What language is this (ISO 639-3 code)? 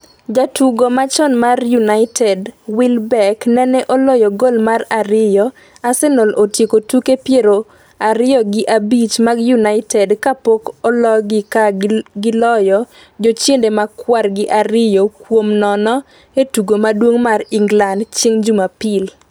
luo